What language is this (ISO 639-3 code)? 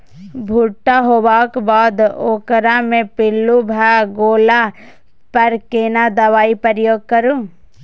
mai